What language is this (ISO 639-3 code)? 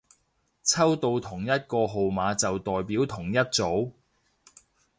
yue